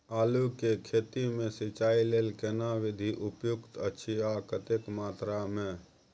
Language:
Maithili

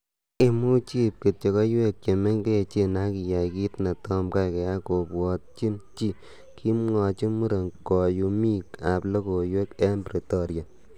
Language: Kalenjin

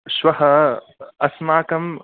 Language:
Sanskrit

